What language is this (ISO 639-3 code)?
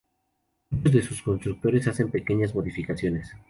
spa